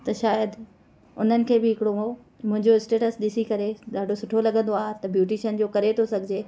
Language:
Sindhi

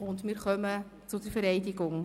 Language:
Swiss German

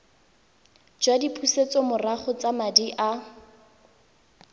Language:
Tswana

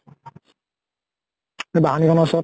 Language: Assamese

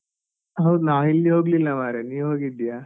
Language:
Kannada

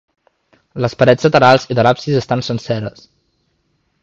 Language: Catalan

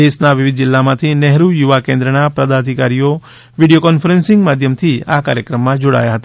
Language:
Gujarati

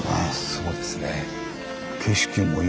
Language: Japanese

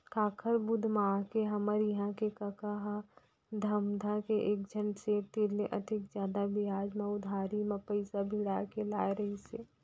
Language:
Chhattisgarhi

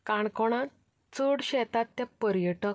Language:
Konkani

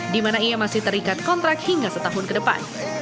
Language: Indonesian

